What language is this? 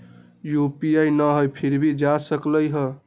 Magahi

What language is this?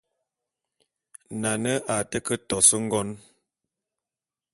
Bulu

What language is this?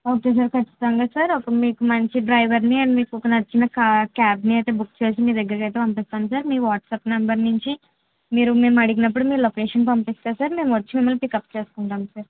Telugu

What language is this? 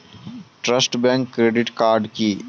Bangla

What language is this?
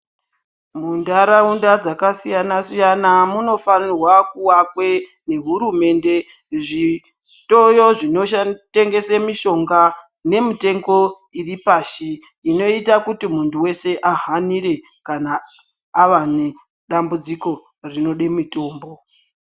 Ndau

